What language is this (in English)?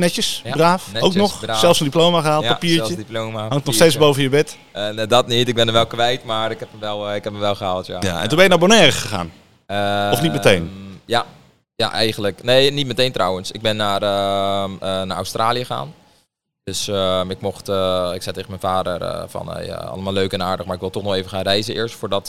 Dutch